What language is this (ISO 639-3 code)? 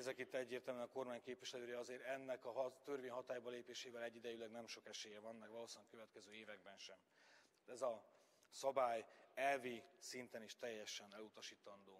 hun